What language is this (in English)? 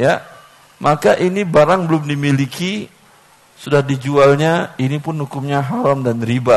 Indonesian